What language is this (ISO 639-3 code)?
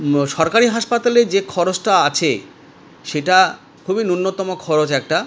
ben